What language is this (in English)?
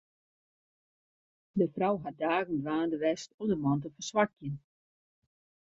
Western Frisian